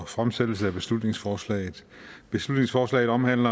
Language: Danish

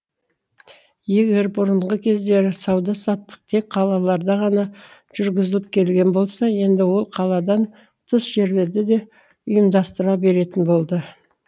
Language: Kazakh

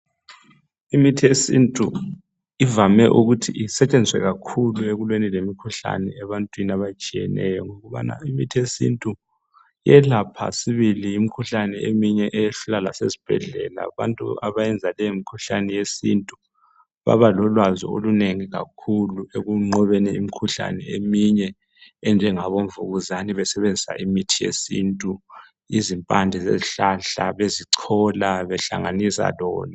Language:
North Ndebele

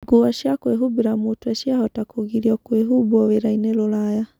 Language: Kikuyu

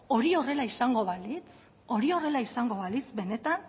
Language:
Basque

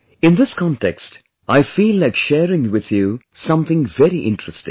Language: English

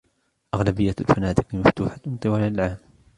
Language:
Arabic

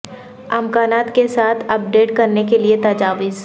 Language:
Urdu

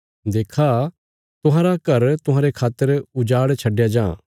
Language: Bilaspuri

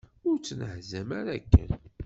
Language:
Kabyle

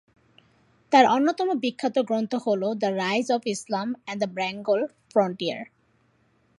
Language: Bangla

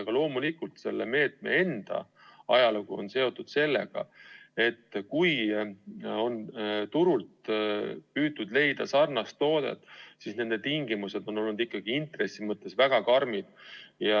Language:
Estonian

